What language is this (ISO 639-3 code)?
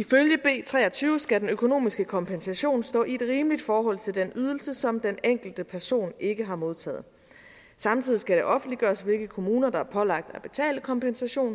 dan